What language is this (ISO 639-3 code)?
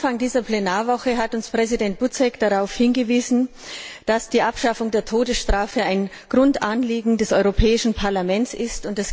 deu